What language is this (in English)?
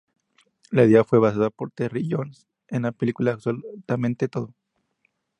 Spanish